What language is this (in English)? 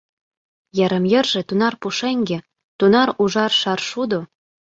Mari